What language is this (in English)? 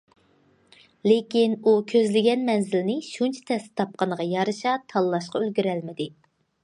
Uyghur